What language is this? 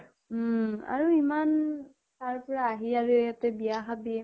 Assamese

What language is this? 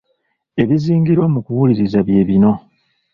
Ganda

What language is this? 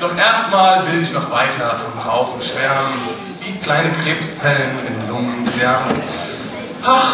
German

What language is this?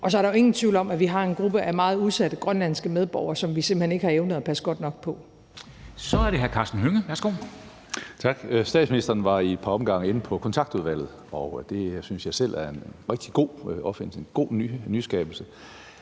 Danish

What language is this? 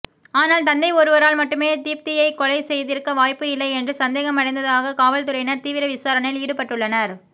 Tamil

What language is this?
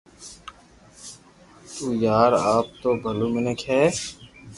Loarki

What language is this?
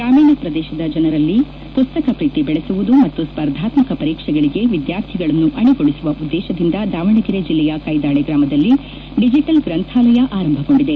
Kannada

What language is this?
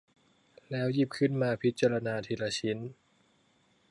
Thai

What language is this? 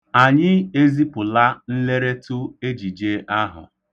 Igbo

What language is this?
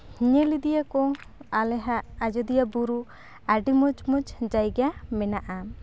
Santali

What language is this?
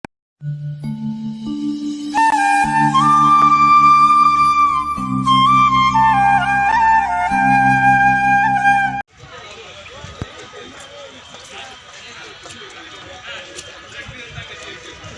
Hindi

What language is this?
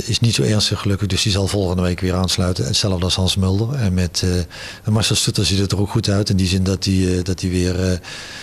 Dutch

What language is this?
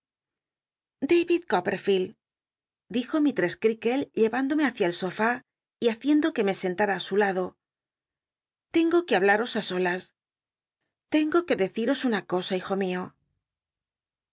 Spanish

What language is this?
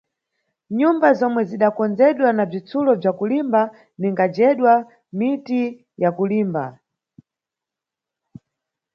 Nyungwe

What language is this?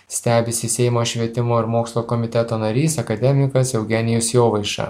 Lithuanian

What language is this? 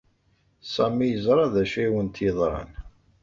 Kabyle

